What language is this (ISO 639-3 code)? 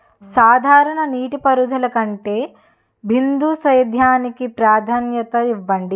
tel